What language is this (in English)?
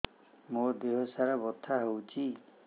Odia